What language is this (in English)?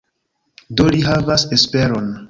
Esperanto